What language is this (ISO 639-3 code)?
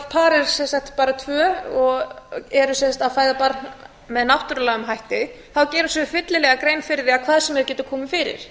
isl